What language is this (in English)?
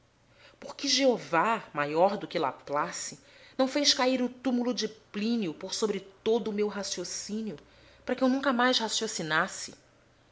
Portuguese